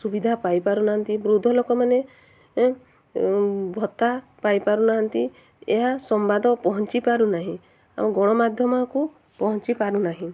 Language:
Odia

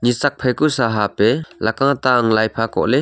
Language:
Wancho Naga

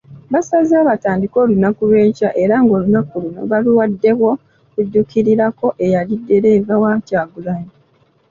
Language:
Ganda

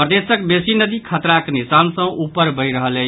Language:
Maithili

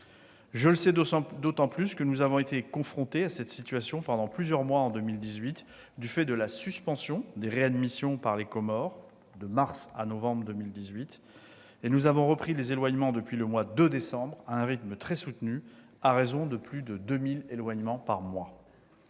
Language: French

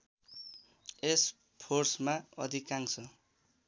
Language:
Nepali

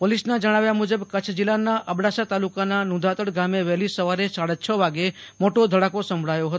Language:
Gujarati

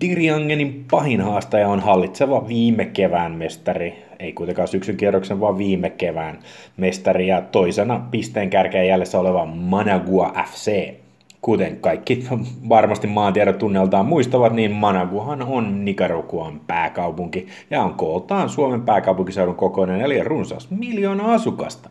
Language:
Finnish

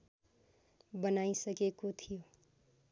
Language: Nepali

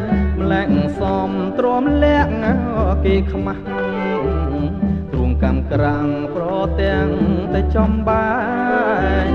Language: Thai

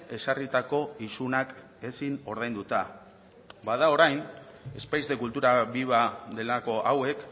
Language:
Basque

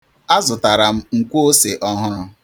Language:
Igbo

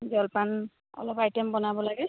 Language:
Assamese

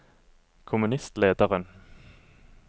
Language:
Norwegian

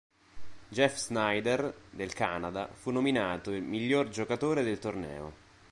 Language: Italian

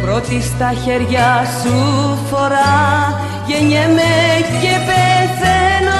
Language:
Greek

